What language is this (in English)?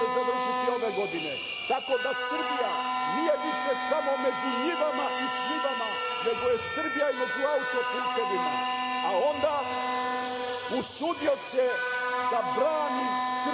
Serbian